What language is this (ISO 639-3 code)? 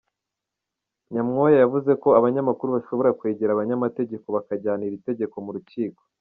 kin